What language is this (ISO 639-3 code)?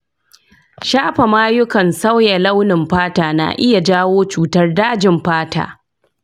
hau